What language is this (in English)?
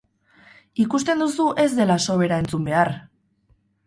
Basque